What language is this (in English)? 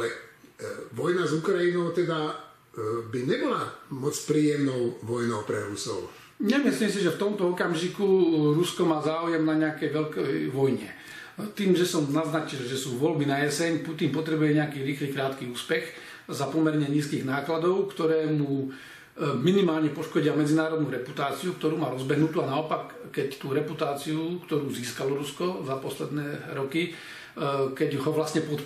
Slovak